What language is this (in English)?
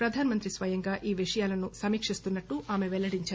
Telugu